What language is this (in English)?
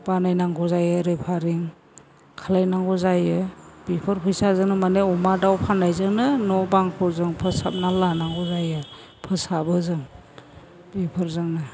Bodo